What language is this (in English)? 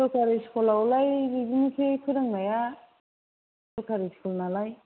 Bodo